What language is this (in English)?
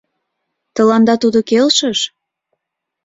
Mari